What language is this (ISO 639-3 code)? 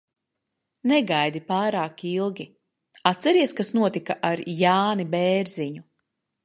lav